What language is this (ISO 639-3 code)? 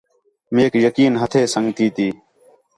xhe